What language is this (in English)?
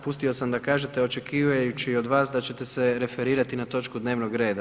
Croatian